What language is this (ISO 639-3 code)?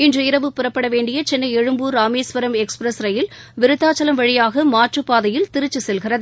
tam